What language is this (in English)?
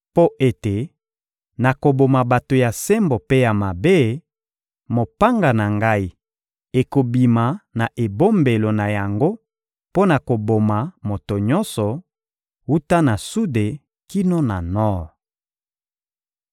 Lingala